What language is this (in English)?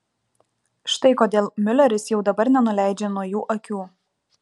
Lithuanian